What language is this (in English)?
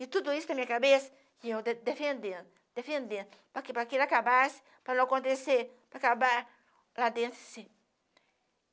Portuguese